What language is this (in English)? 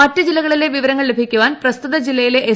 Malayalam